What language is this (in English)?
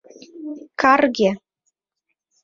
Mari